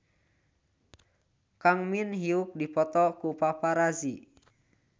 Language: Sundanese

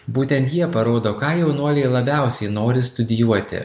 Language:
Lithuanian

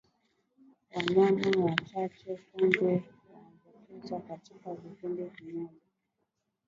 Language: Swahili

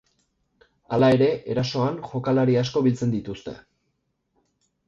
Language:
Basque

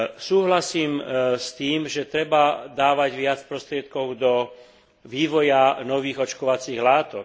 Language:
Slovak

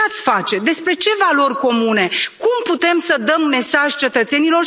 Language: Romanian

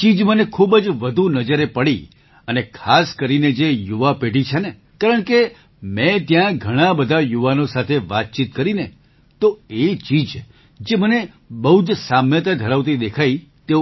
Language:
Gujarati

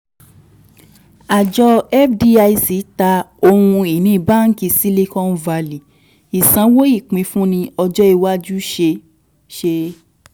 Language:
Yoruba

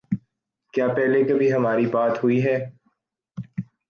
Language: Urdu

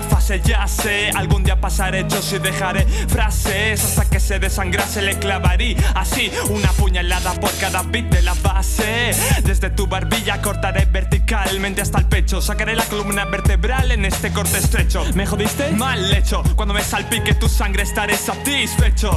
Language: Spanish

